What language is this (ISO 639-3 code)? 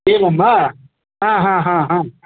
san